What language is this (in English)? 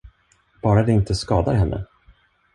Swedish